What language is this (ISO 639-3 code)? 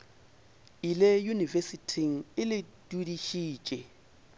nso